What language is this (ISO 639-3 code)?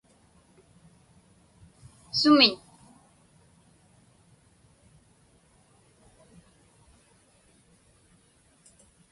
ipk